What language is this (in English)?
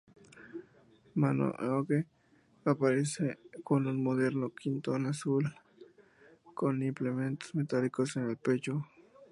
Spanish